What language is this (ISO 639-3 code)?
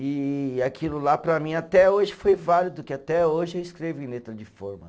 por